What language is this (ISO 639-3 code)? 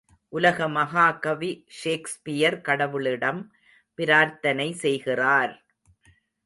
tam